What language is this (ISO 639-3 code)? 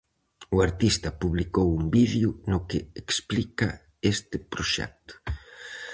glg